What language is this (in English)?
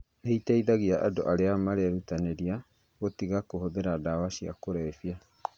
Kikuyu